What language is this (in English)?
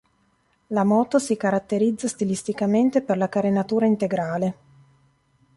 Italian